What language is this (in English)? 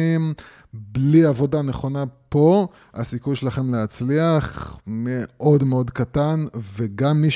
Hebrew